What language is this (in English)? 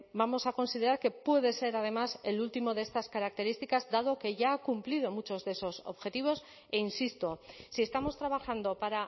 Spanish